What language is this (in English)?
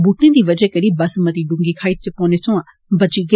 Dogri